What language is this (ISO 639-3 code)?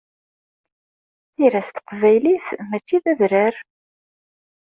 kab